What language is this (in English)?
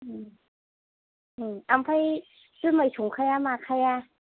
Bodo